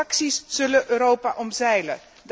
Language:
Dutch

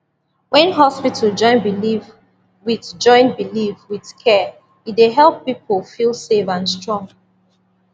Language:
Nigerian Pidgin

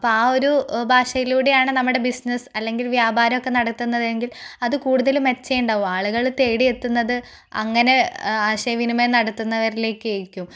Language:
Malayalam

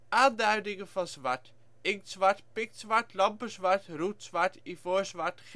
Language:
Dutch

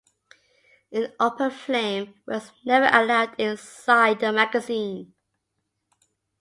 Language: English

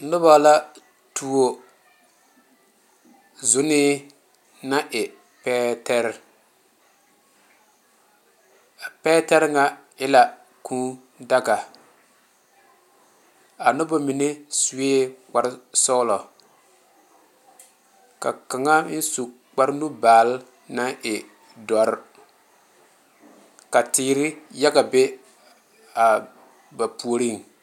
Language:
Southern Dagaare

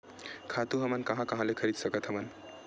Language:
Chhattisgarhi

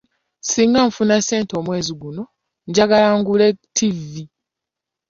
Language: Ganda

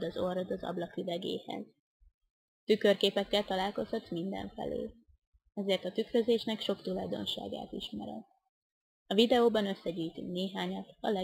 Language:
Hungarian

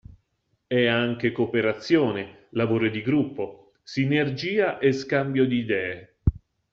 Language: Italian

